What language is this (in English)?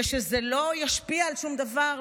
Hebrew